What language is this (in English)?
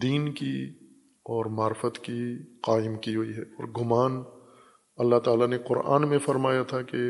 Urdu